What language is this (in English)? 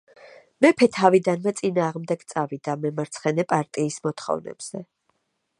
Georgian